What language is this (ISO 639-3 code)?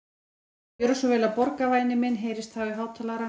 isl